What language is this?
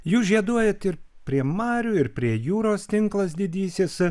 Lithuanian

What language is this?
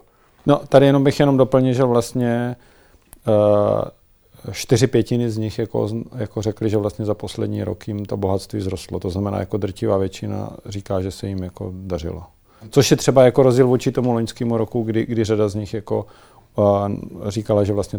Czech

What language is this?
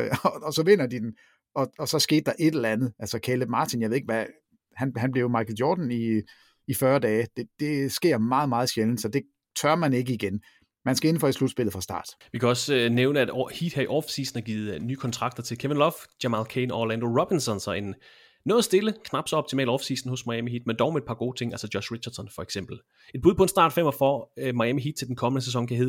Danish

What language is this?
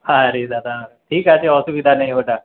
Bangla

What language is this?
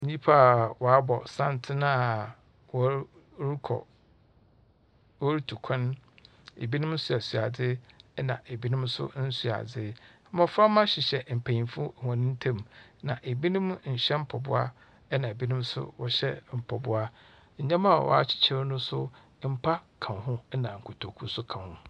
Akan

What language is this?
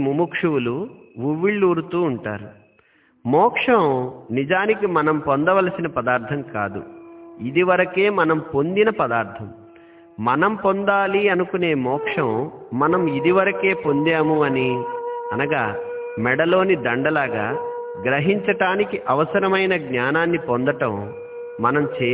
Telugu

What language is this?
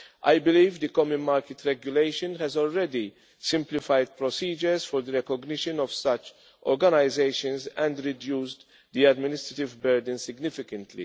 English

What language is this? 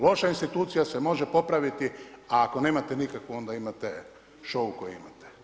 Croatian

